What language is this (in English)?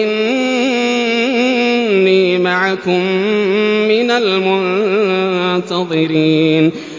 Arabic